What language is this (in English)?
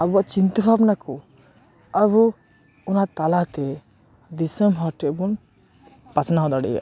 Santali